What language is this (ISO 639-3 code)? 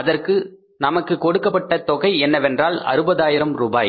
tam